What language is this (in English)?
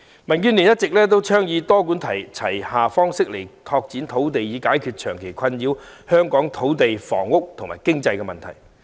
Cantonese